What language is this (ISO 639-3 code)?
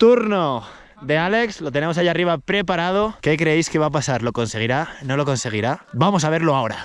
spa